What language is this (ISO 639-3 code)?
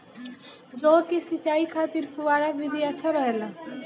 bho